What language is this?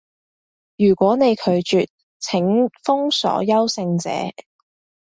Cantonese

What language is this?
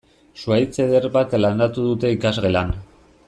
Basque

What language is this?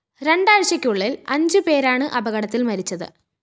Malayalam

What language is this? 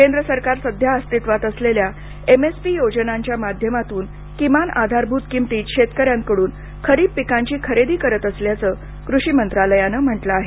Marathi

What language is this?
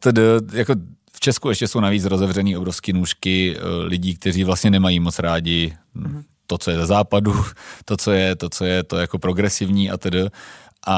Czech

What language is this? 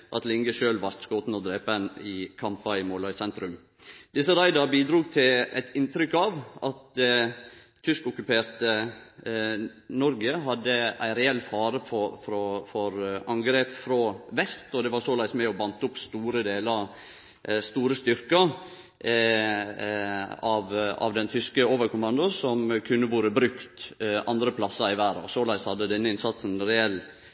Norwegian Nynorsk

